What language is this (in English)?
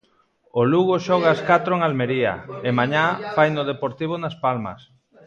Galician